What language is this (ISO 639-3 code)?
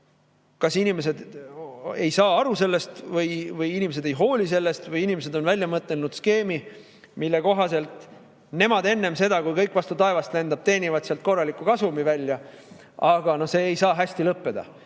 est